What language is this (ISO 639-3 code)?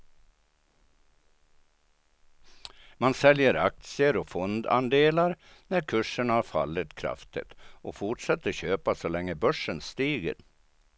swe